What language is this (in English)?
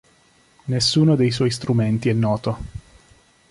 Italian